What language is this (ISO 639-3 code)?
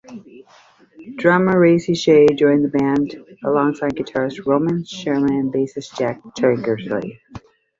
eng